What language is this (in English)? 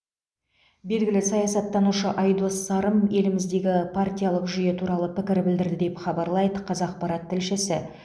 Kazakh